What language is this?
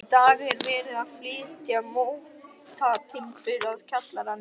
Icelandic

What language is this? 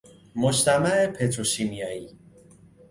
Persian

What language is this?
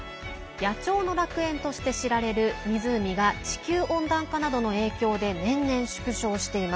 Japanese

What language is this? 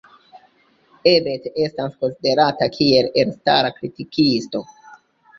Esperanto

